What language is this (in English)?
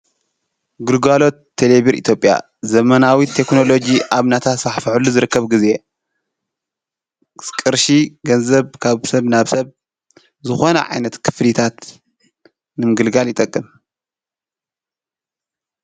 Tigrinya